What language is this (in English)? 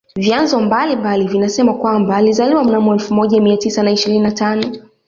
Swahili